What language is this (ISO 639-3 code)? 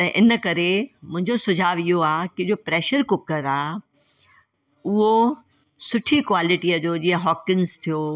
snd